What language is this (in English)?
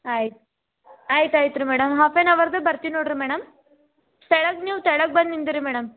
Kannada